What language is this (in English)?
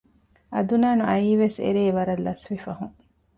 Divehi